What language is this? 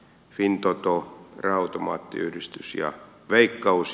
Finnish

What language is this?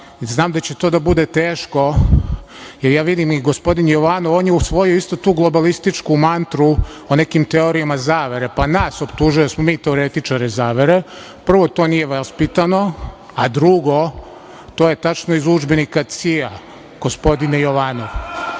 Serbian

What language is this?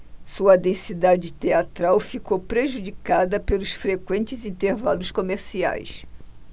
Portuguese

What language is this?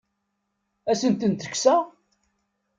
Kabyle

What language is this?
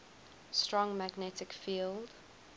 English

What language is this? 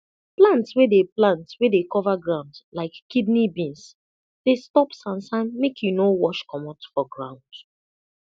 Nigerian Pidgin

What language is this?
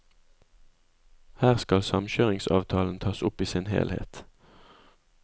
Norwegian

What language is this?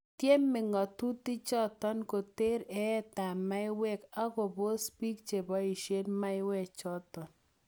Kalenjin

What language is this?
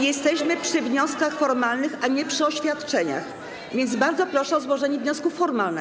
Polish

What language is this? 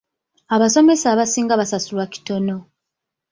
Ganda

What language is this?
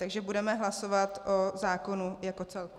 Czech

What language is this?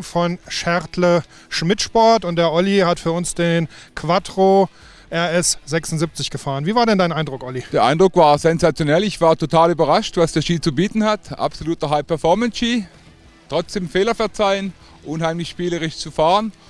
German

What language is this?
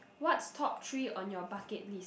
English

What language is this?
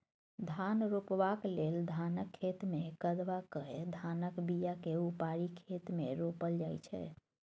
Maithili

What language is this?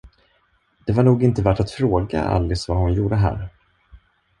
Swedish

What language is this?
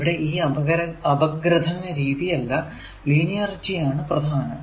Malayalam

